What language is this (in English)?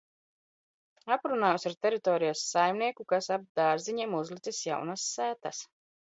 Latvian